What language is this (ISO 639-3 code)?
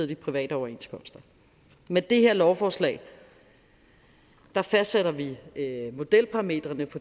dan